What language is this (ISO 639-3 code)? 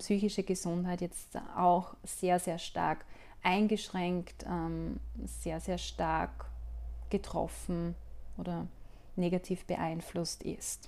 deu